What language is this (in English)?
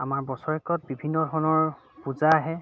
Assamese